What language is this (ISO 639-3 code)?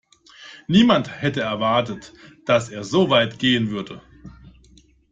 deu